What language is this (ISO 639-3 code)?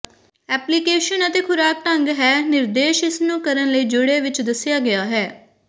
pan